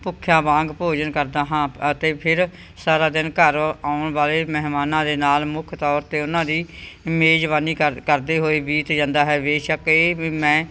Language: Punjabi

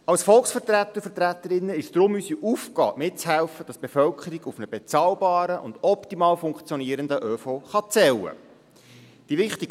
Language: Swiss German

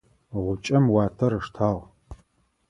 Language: Adyghe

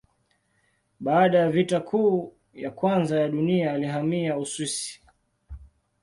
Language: Swahili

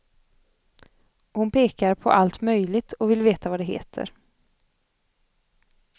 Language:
Swedish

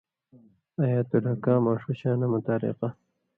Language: Indus Kohistani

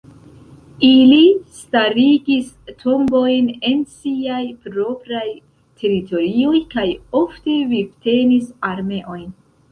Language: Esperanto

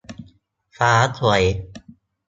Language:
Thai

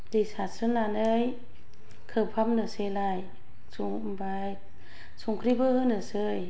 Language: Bodo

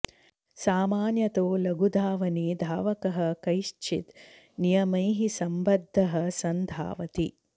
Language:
Sanskrit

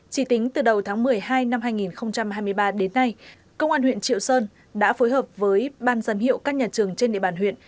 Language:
Vietnamese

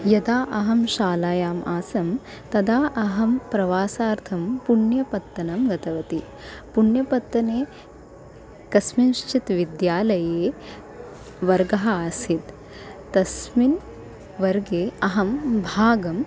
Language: Sanskrit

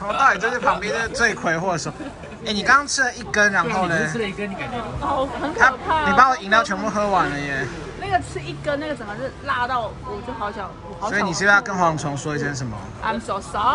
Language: Chinese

